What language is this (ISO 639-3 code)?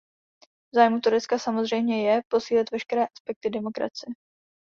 ces